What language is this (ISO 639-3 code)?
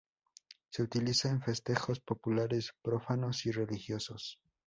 spa